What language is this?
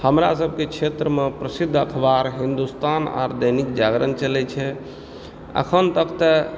Maithili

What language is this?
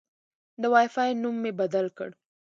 Pashto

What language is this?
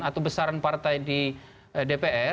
Indonesian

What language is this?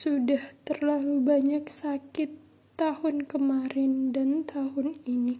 Indonesian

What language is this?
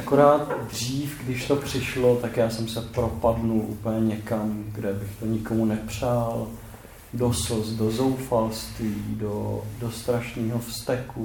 Czech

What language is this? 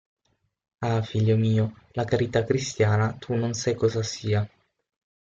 Italian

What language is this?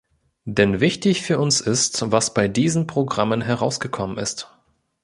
German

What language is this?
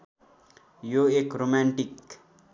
Nepali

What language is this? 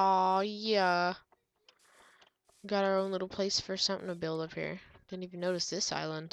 English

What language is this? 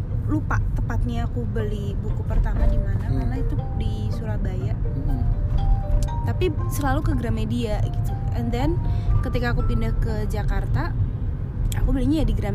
Indonesian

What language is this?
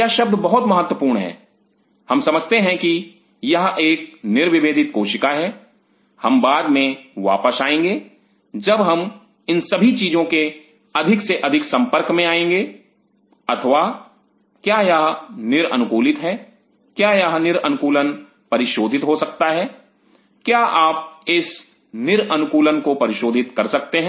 Hindi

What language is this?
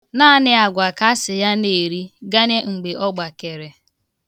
Igbo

